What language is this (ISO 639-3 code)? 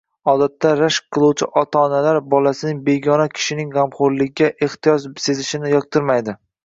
uzb